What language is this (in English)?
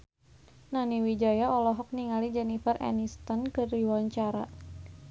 Sundanese